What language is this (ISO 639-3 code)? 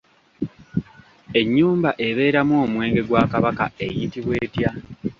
lug